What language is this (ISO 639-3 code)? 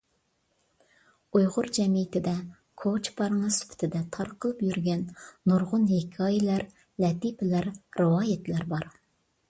uig